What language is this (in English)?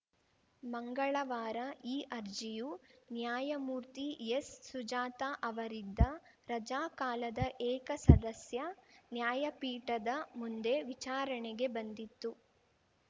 Kannada